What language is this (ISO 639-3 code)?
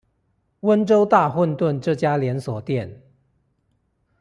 zho